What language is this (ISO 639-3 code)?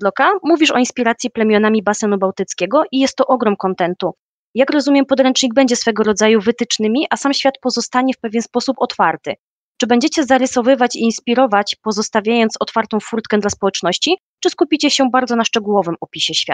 pol